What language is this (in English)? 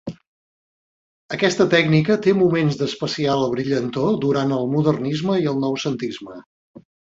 Catalan